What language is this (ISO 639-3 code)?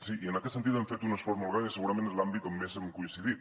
cat